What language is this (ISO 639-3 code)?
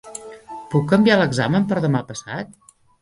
cat